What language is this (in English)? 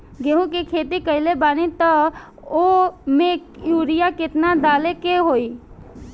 Bhojpuri